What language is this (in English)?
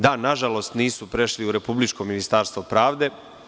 Serbian